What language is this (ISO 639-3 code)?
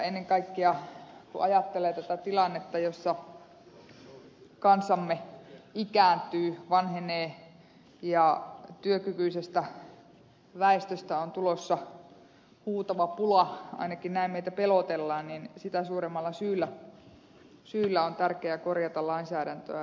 fin